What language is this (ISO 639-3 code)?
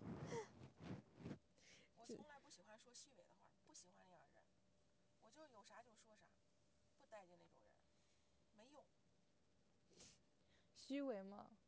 zho